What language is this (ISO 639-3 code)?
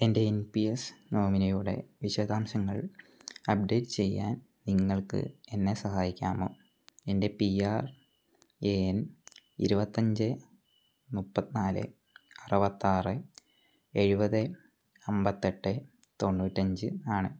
mal